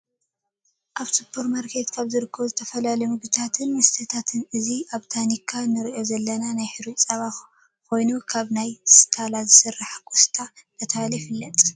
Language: Tigrinya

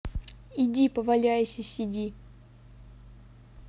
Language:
Russian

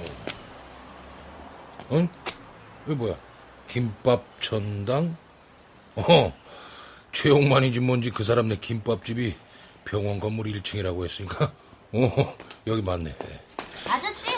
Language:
Korean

